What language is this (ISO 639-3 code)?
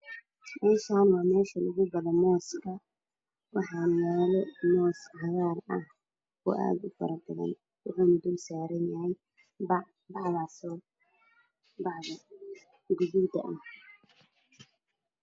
som